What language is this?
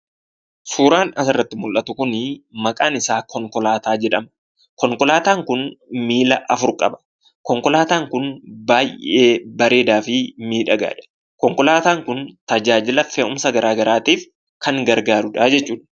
Oromo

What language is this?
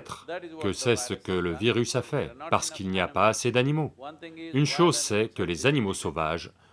French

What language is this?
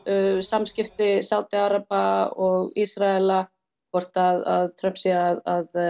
Icelandic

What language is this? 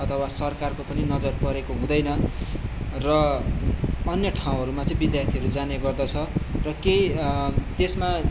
Nepali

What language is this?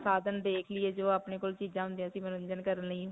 Punjabi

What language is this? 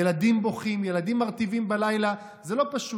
Hebrew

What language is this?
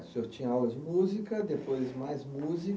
Portuguese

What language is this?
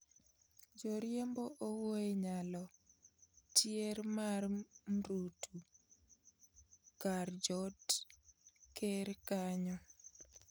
Luo (Kenya and Tanzania)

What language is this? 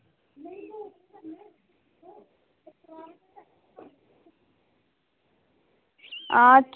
Dogri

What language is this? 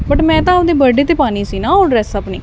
Punjabi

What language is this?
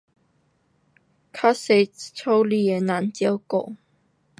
Pu-Xian Chinese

